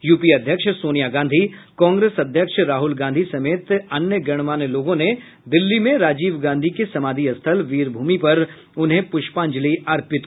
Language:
Hindi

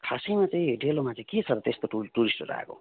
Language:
Nepali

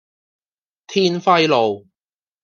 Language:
Cantonese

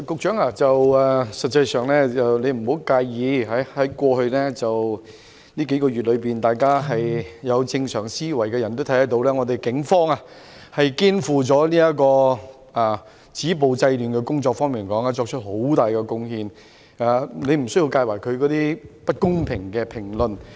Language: Cantonese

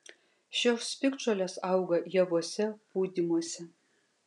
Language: Lithuanian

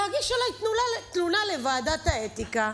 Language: Hebrew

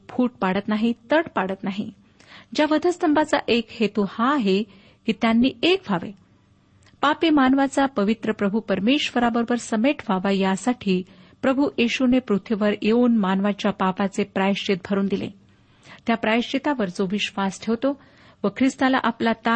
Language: Marathi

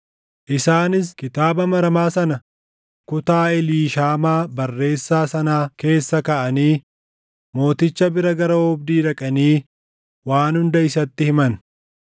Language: Oromo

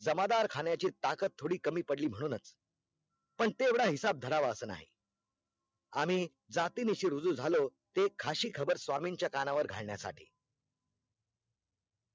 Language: Marathi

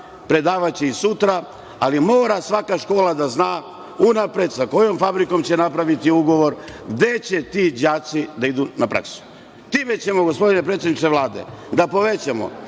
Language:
Serbian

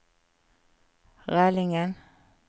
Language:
Norwegian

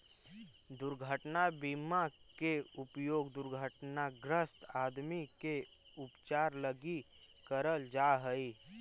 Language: Magahi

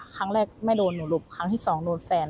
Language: Thai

